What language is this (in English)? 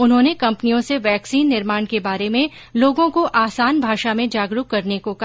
Hindi